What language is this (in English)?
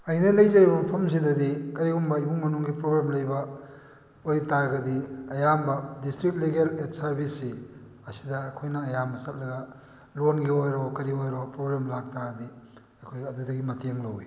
Manipuri